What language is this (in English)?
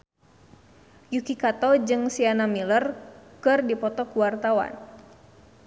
Sundanese